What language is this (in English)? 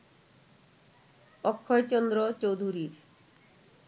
Bangla